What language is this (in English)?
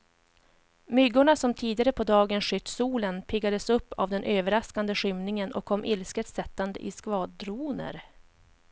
Swedish